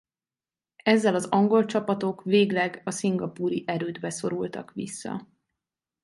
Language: Hungarian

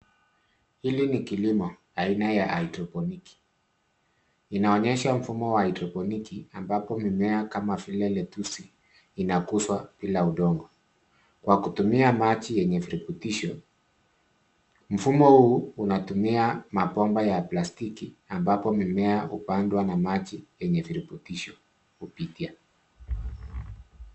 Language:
Swahili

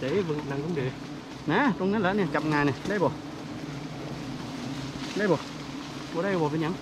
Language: Thai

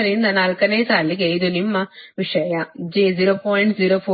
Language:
Kannada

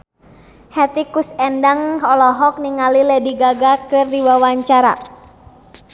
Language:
Sundanese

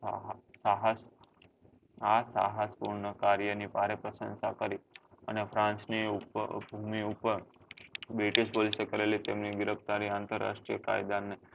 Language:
Gujarati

